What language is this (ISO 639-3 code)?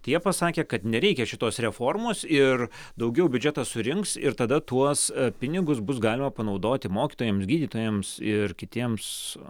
lit